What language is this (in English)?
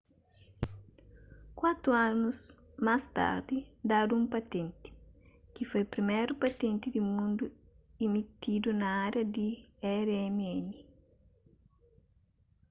Kabuverdianu